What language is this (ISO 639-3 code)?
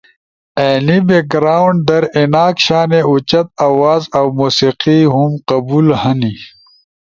ush